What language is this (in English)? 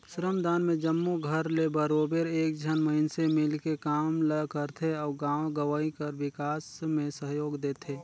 Chhattisgarhi